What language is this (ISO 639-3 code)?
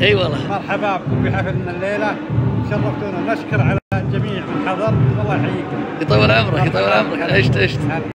ara